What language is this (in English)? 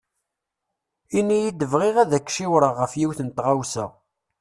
Kabyle